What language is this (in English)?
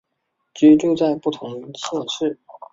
Chinese